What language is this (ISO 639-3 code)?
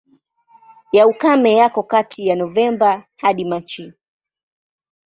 swa